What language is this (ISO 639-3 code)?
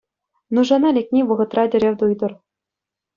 chv